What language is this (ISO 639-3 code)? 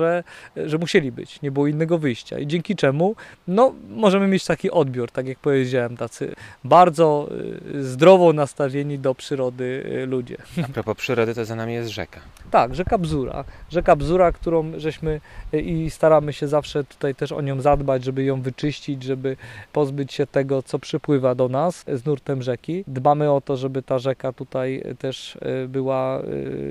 pol